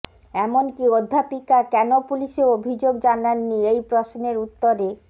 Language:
Bangla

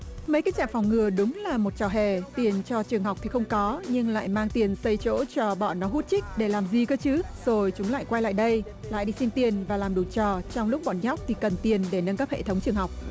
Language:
Vietnamese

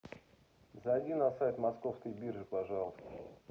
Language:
Russian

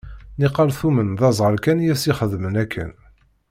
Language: Kabyle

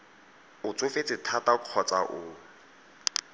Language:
Tswana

